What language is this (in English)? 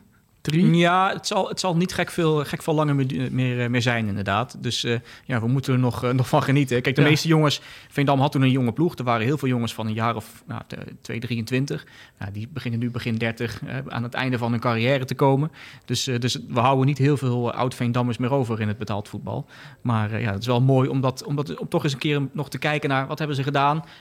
Dutch